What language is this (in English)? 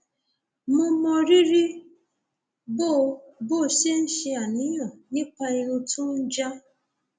Yoruba